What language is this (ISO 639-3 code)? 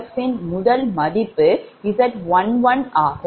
tam